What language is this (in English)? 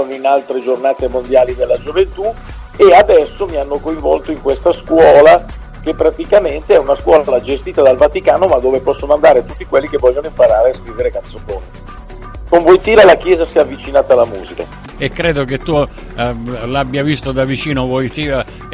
Italian